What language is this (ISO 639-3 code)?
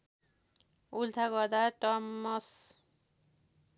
nep